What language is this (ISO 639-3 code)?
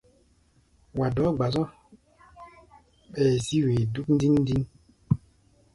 gba